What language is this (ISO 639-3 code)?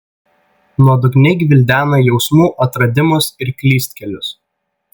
lit